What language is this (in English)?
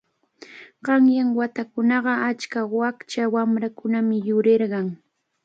Cajatambo North Lima Quechua